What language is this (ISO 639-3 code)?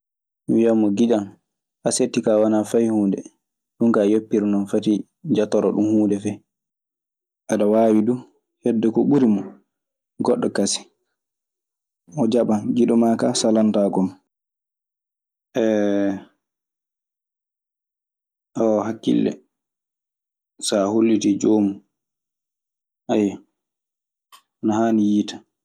ffm